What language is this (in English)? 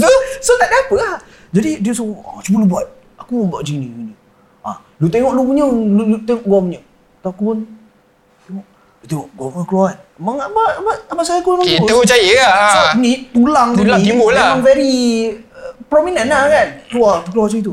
Malay